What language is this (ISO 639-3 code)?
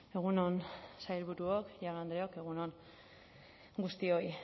eus